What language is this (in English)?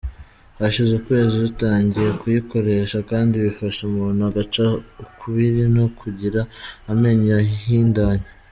Kinyarwanda